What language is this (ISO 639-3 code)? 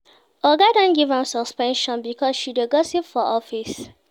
pcm